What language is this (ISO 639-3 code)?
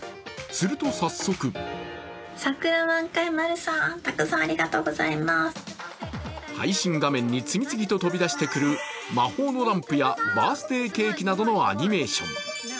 jpn